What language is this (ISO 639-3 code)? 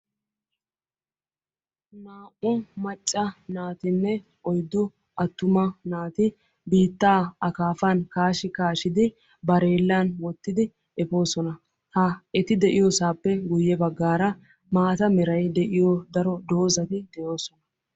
wal